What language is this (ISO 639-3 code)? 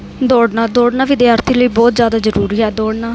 pan